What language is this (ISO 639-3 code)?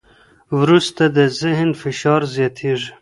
pus